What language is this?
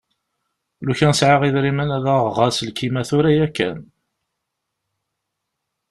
Kabyle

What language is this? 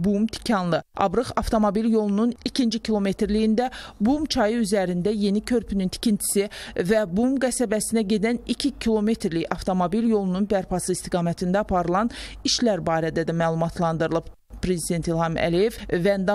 Turkish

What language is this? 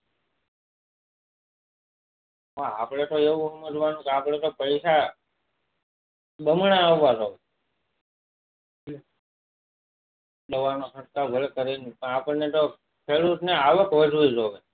Gujarati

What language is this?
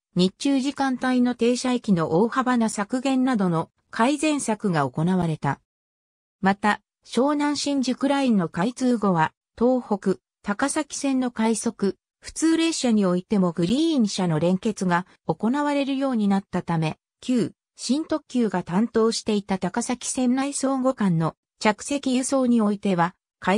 Japanese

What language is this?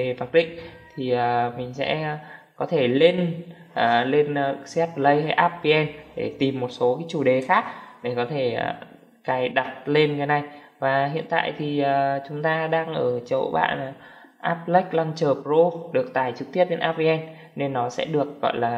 Vietnamese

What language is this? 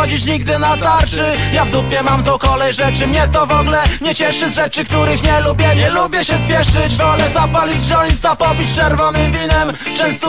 Slovak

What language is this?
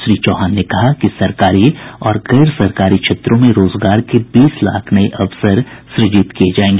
Hindi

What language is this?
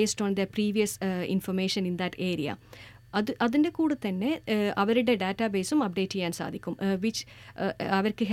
Malayalam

